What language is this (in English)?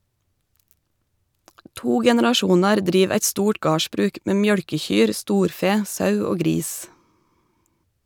Norwegian